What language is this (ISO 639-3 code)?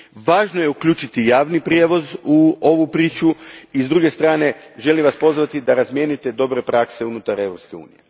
hrv